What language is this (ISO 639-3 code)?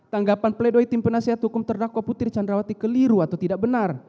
ind